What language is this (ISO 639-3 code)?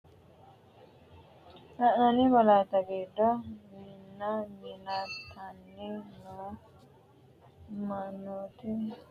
sid